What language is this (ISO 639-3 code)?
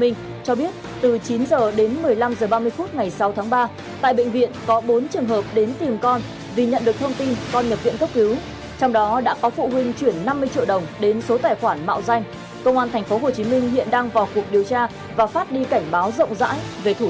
vie